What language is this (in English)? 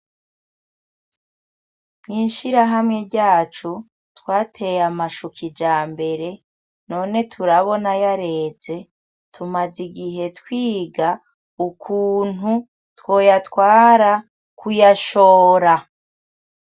Rundi